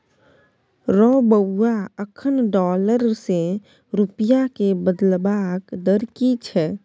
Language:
Maithili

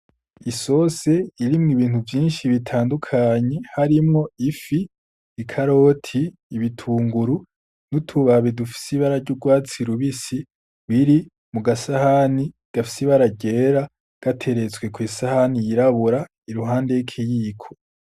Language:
Rundi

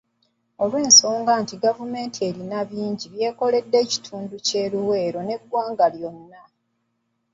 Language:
Ganda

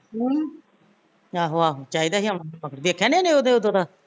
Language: Punjabi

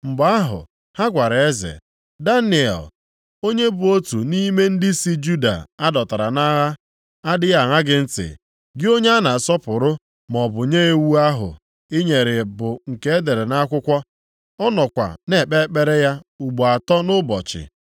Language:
Igbo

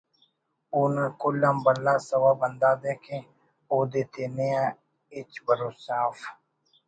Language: Brahui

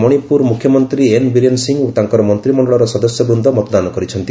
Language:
Odia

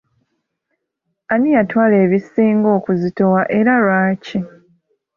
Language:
Ganda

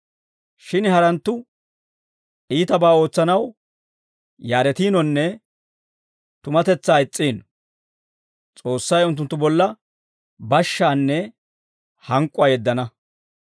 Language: Dawro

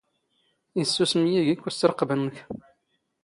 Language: Standard Moroccan Tamazight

